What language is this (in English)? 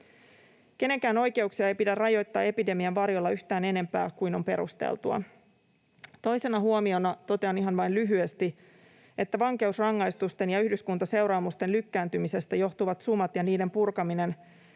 Finnish